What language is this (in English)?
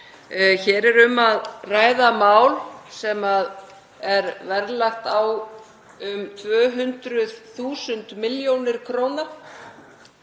Icelandic